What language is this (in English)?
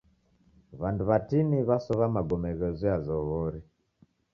Taita